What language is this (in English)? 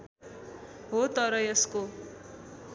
Nepali